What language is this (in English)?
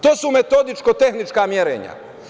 Serbian